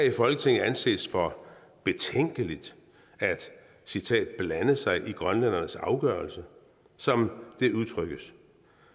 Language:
Danish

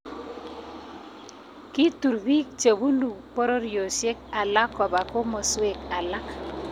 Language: Kalenjin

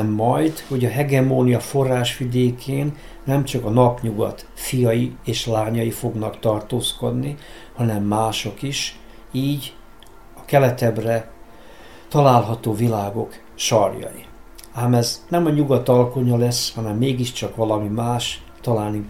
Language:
Hungarian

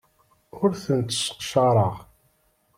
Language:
Kabyle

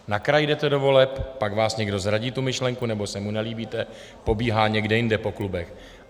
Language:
Czech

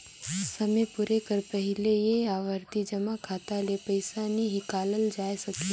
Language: Chhattisgarhi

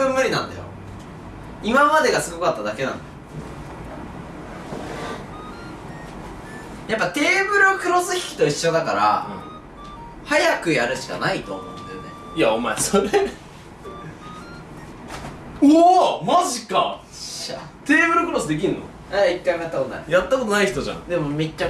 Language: Japanese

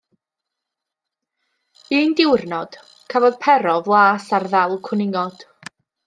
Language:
Welsh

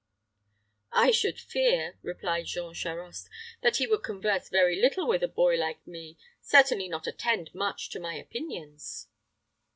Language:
English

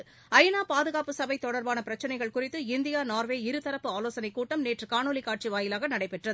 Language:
Tamil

